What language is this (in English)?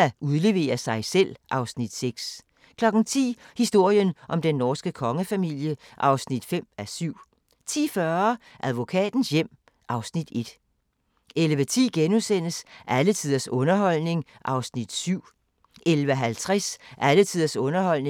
Danish